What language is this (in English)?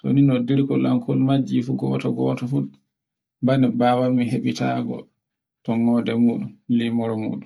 Borgu Fulfulde